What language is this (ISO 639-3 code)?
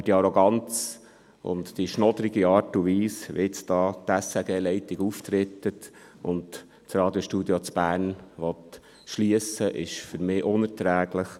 gsw